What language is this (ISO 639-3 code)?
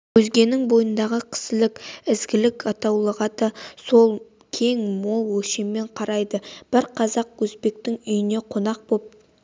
kaz